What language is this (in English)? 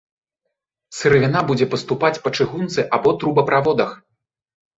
Belarusian